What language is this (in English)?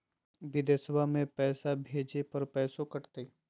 Magahi